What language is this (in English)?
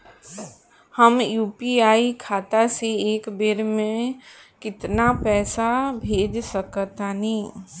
Bhojpuri